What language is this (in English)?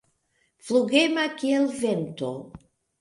Esperanto